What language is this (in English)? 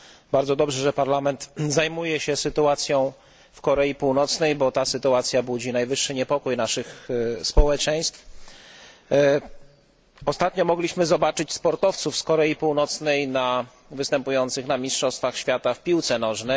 Polish